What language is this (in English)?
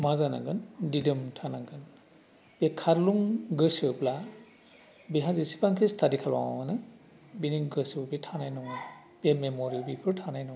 Bodo